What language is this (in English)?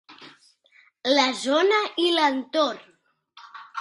Catalan